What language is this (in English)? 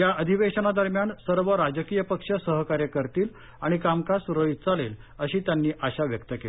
Marathi